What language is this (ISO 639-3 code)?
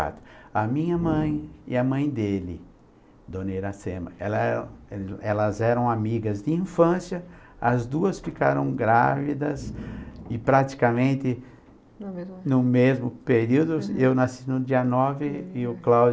por